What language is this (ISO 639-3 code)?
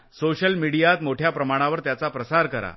mar